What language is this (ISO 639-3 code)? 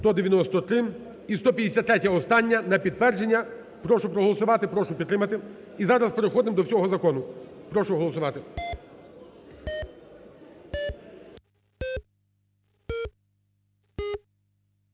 ukr